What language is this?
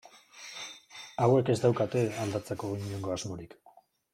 Basque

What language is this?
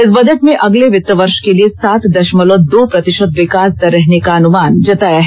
Hindi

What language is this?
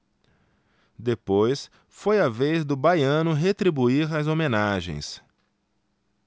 Portuguese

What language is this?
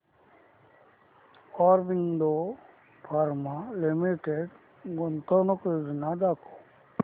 Marathi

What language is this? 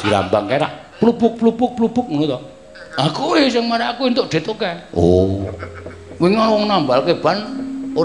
Indonesian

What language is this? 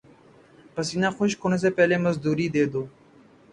Urdu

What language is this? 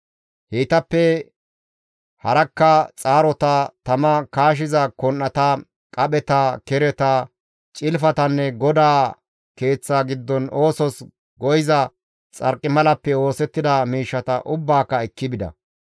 Gamo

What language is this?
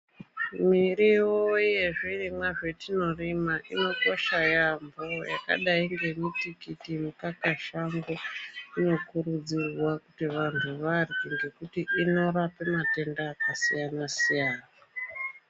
Ndau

